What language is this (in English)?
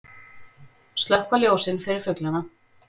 Icelandic